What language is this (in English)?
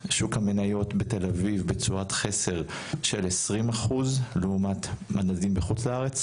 Hebrew